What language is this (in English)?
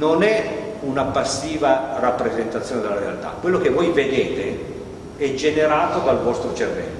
Italian